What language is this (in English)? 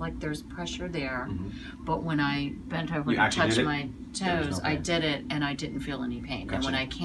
English